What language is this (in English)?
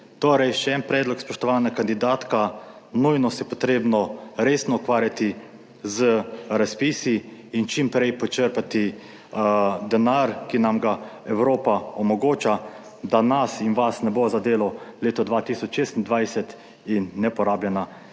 Slovenian